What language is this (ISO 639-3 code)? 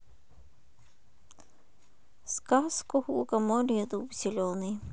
rus